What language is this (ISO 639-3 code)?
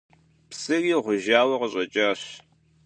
kbd